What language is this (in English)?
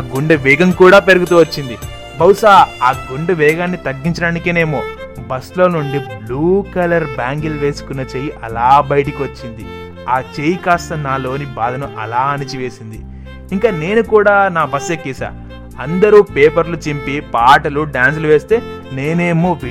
Telugu